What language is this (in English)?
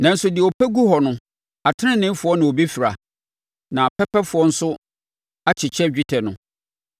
Akan